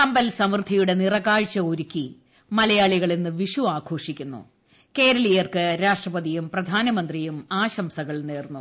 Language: Malayalam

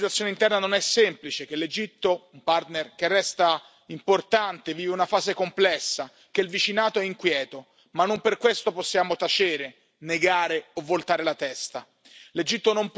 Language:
Italian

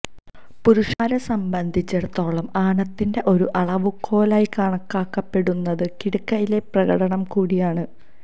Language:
Malayalam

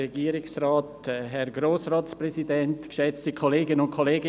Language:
Swiss German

